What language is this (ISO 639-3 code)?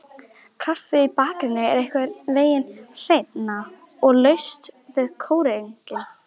isl